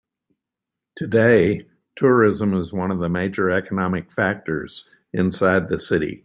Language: English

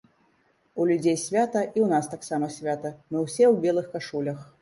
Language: Belarusian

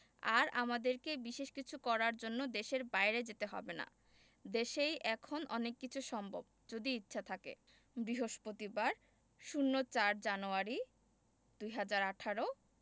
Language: Bangla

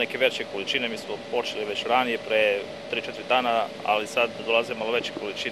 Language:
Italian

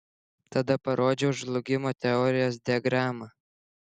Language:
Lithuanian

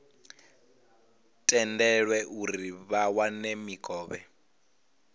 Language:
Venda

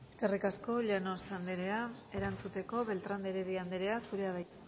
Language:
Basque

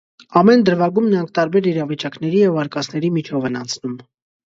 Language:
Armenian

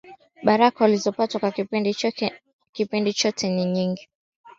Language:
Swahili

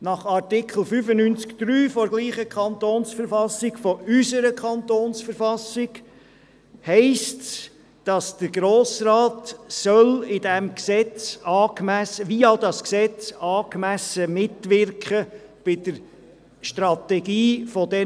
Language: Swiss German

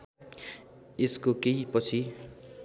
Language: Nepali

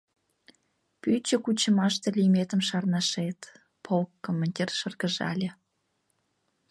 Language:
Mari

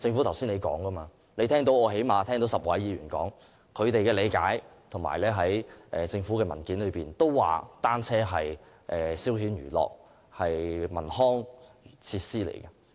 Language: Cantonese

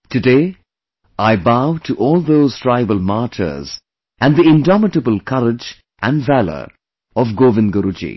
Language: English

